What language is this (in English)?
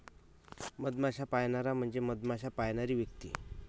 Marathi